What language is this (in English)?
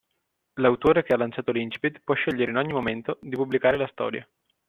Italian